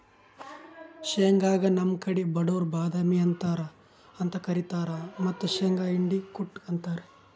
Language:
Kannada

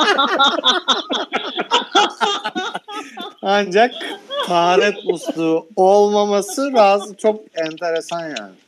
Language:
Turkish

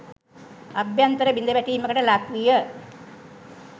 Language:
Sinhala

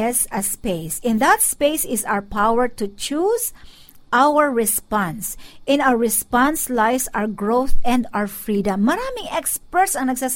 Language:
Filipino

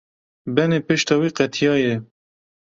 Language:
Kurdish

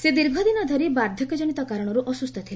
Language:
Odia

